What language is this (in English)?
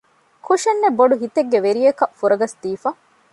Divehi